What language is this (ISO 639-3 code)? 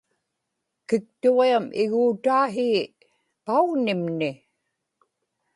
ipk